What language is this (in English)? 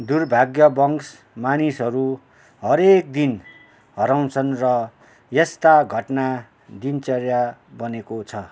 Nepali